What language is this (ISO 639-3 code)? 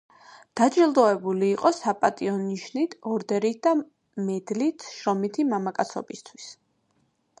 kat